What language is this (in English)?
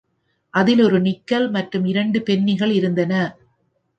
Tamil